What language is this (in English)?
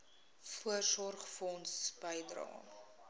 Afrikaans